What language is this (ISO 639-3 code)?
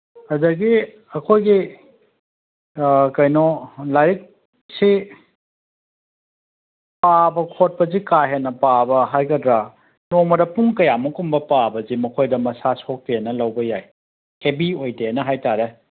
mni